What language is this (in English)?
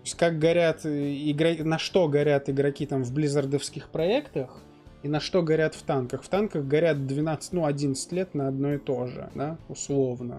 Russian